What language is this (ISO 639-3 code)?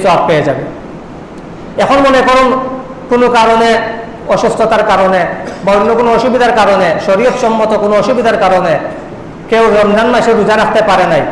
ind